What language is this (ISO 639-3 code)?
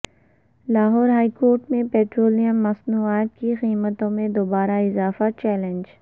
urd